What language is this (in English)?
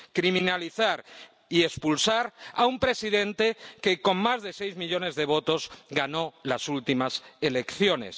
Spanish